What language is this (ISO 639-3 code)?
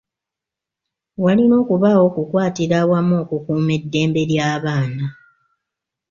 lug